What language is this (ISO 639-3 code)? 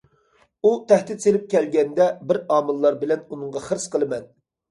uig